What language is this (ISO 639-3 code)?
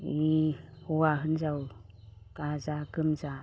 brx